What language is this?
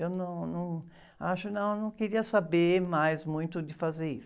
Portuguese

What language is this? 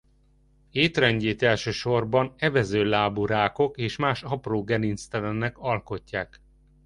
Hungarian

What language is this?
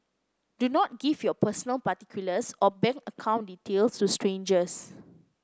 English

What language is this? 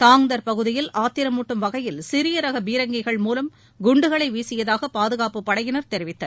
Tamil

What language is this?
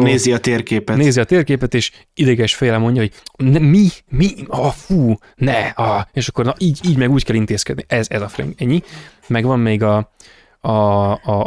Hungarian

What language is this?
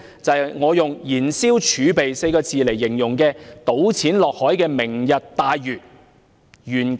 Cantonese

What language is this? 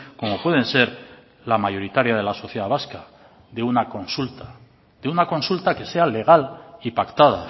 Spanish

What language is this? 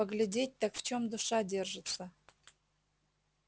Russian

